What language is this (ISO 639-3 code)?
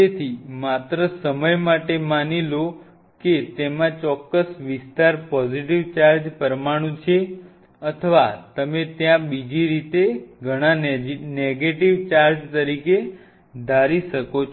guj